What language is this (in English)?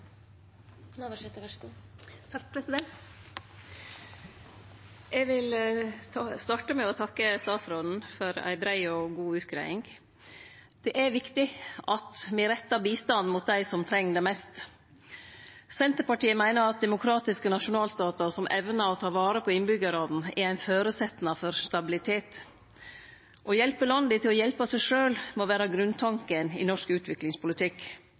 Norwegian Nynorsk